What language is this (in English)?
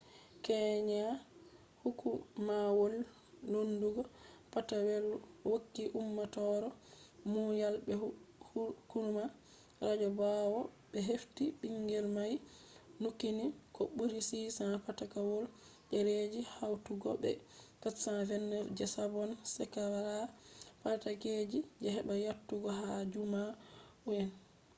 Fula